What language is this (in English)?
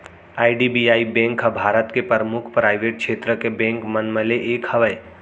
Chhattisgarhi